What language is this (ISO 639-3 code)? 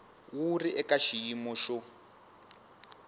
tso